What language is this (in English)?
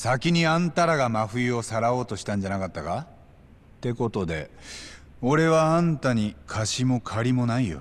Japanese